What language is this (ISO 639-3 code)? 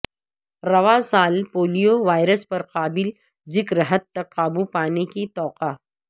urd